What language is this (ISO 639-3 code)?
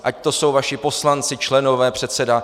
ces